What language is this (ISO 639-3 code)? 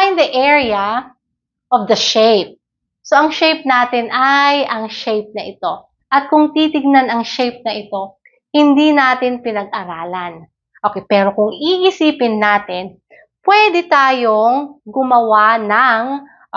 fil